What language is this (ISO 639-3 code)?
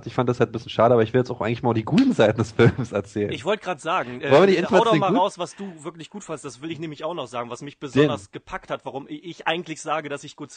deu